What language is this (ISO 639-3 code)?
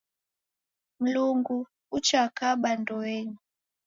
dav